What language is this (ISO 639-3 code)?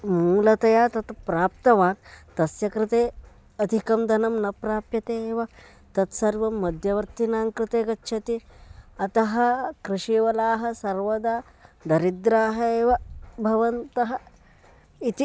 san